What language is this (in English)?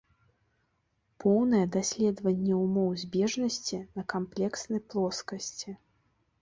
Belarusian